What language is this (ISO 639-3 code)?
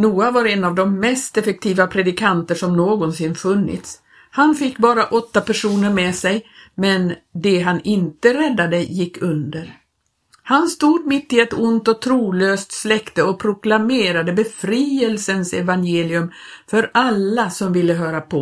swe